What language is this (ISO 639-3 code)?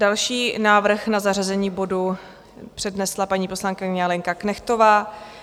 ces